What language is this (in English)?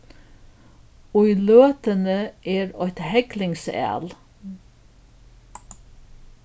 Faroese